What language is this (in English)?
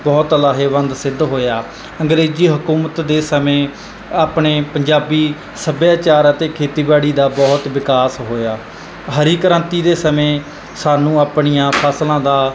Punjabi